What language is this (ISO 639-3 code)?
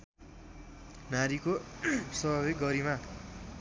nep